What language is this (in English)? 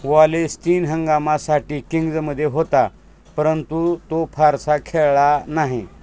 Marathi